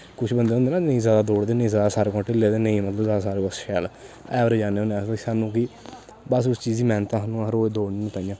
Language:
Dogri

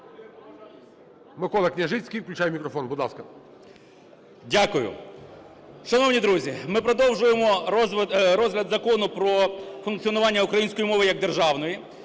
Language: Ukrainian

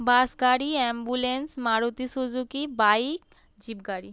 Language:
Bangla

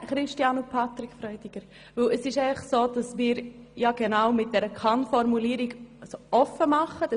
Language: Swiss German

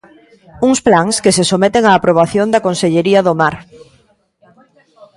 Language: Galician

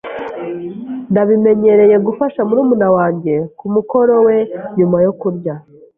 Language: Kinyarwanda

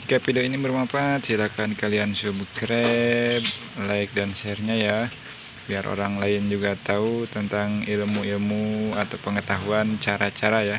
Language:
Indonesian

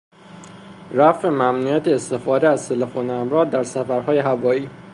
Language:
Persian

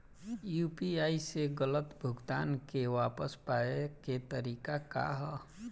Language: Bhojpuri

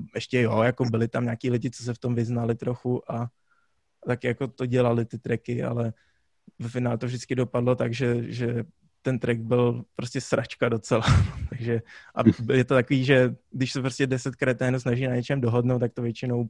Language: Czech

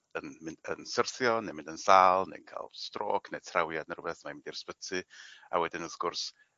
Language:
Welsh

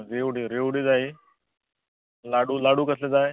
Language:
Konkani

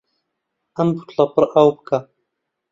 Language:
Central Kurdish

